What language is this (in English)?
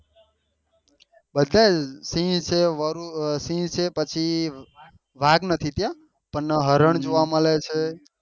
Gujarati